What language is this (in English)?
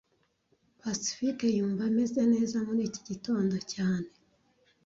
Kinyarwanda